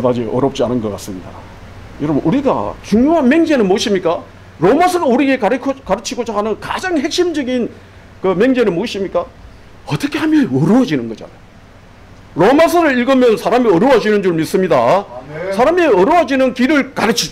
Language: Korean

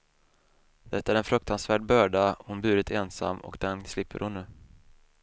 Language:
Swedish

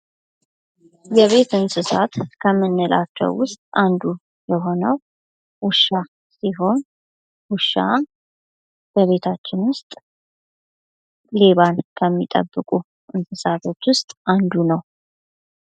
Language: Amharic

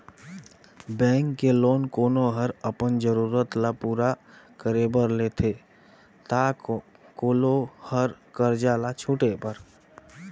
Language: Chhattisgarhi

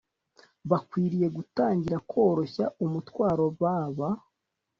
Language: Kinyarwanda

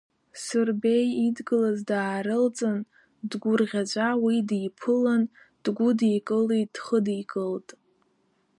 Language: Abkhazian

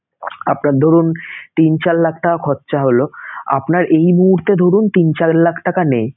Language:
Bangla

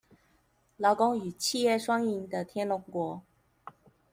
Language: Chinese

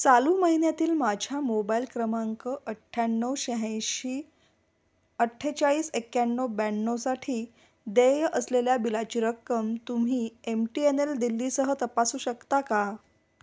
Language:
Marathi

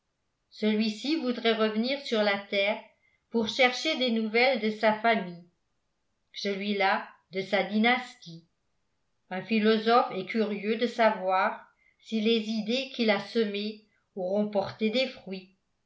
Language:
French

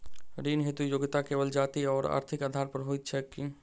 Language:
Maithili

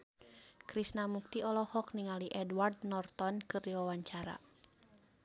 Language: Sundanese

